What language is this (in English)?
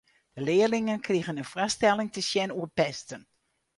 Western Frisian